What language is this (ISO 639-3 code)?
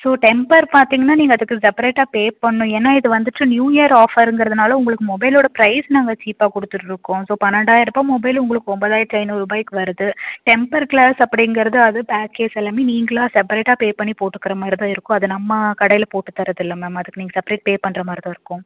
tam